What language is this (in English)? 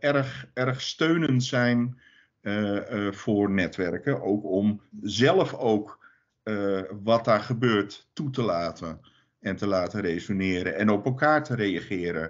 Dutch